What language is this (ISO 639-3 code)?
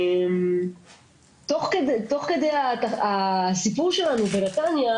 heb